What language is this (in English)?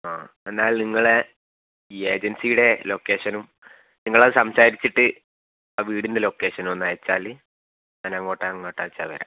Malayalam